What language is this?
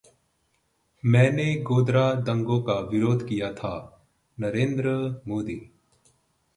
Hindi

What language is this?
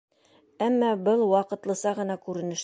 Bashkir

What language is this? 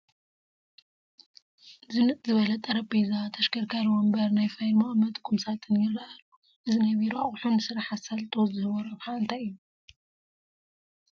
Tigrinya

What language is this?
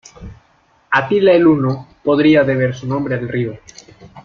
Spanish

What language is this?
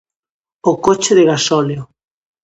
Galician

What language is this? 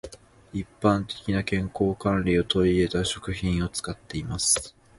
Japanese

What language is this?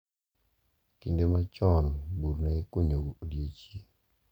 Luo (Kenya and Tanzania)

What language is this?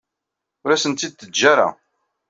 Kabyle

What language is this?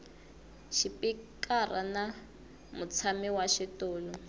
Tsonga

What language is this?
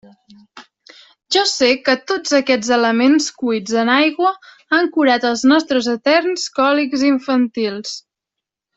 Catalan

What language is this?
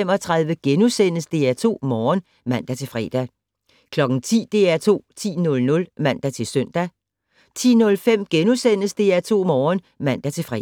Danish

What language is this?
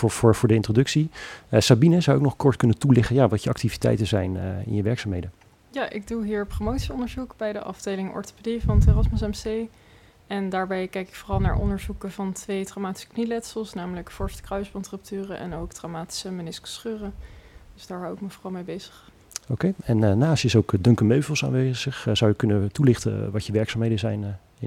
Dutch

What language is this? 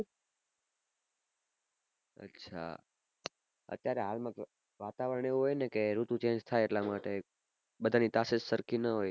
Gujarati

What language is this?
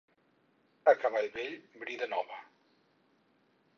Catalan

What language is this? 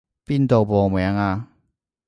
Cantonese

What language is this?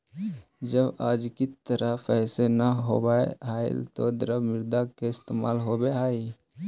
Magahi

